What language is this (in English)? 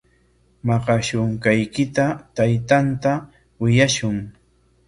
Corongo Ancash Quechua